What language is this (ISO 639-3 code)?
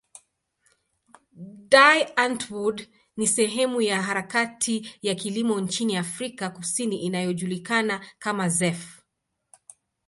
swa